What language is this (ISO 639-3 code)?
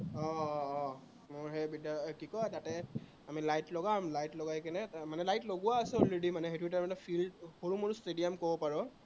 asm